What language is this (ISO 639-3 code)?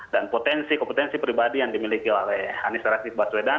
ind